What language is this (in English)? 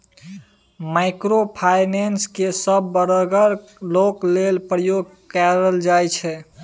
Maithili